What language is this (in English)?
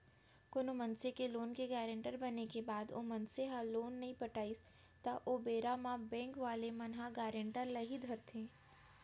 Chhattisgarhi